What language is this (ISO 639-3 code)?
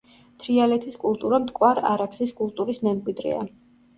kat